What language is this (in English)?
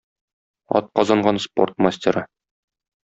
Tatar